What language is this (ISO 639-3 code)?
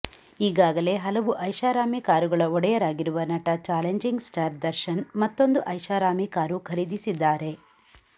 kan